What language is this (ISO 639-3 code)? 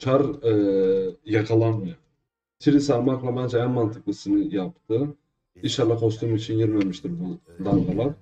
tur